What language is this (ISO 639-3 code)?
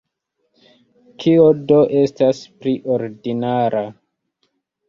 epo